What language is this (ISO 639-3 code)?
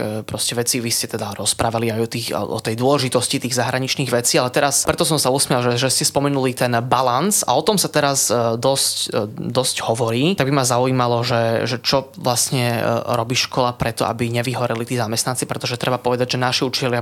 slk